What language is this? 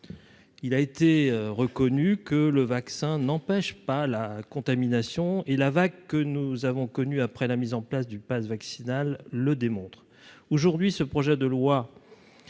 French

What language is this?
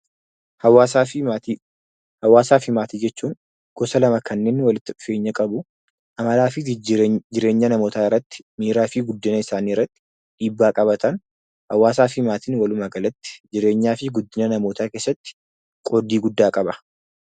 Oromo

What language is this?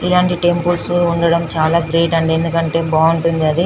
Telugu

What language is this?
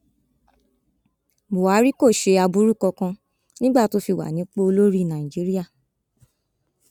Yoruba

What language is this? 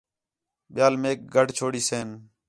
Khetrani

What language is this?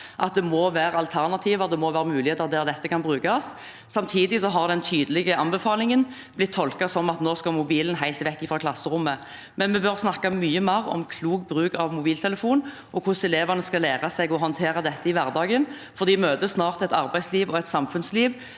Norwegian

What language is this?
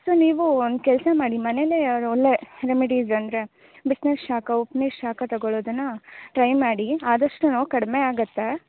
Kannada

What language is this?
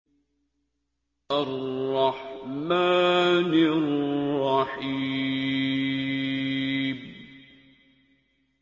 Arabic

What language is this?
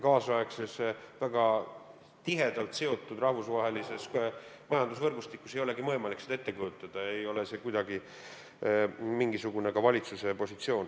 Estonian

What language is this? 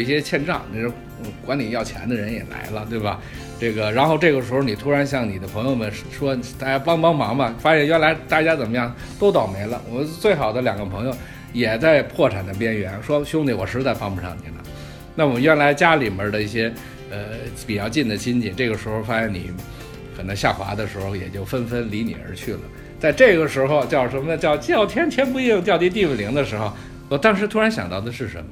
Chinese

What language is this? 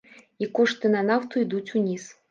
Belarusian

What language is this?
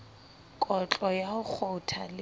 Southern Sotho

